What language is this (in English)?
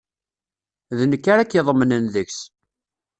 Kabyle